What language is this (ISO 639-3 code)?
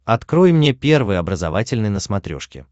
rus